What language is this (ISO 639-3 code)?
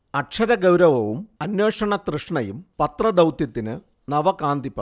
mal